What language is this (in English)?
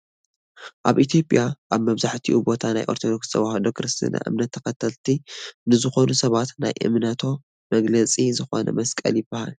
Tigrinya